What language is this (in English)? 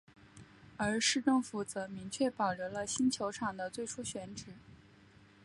Chinese